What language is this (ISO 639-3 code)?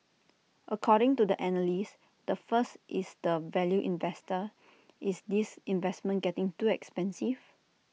eng